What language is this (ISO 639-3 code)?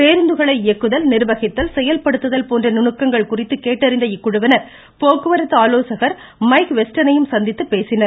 tam